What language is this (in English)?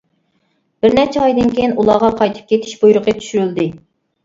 Uyghur